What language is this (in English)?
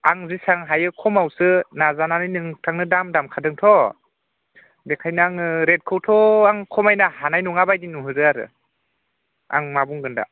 Bodo